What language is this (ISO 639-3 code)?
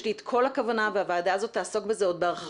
heb